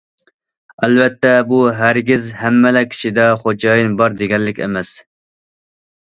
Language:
Uyghur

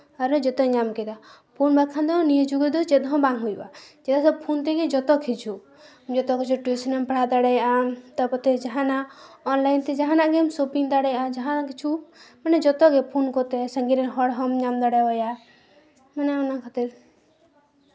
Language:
Santali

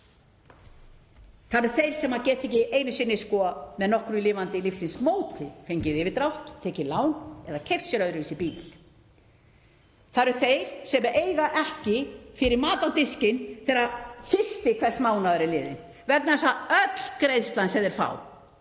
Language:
Icelandic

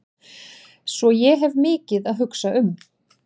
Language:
Icelandic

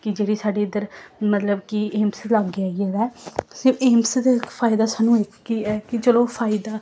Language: Dogri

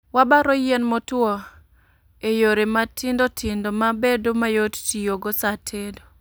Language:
Luo (Kenya and Tanzania)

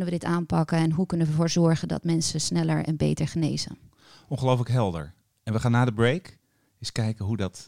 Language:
Dutch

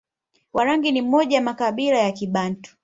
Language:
Swahili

